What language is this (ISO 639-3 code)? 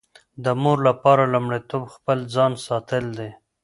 pus